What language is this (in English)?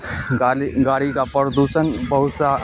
Urdu